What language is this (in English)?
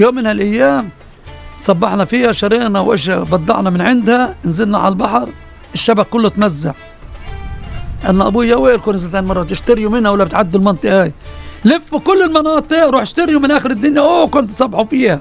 Arabic